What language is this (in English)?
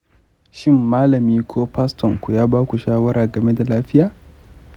Hausa